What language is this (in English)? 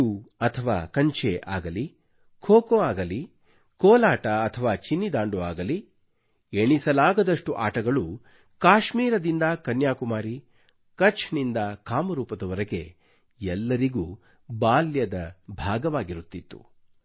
Kannada